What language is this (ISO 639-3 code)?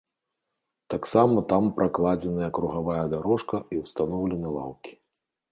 bel